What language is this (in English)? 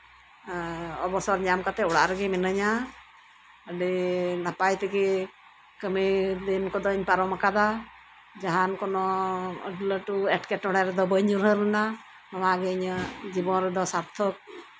Santali